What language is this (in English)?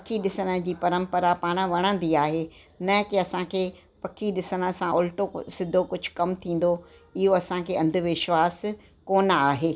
Sindhi